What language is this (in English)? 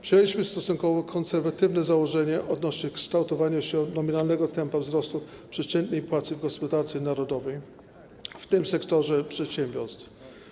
Polish